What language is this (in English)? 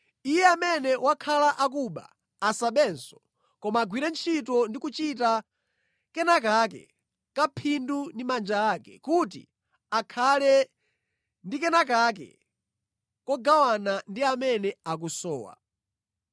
Nyanja